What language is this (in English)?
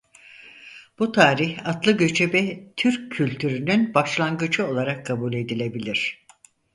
Turkish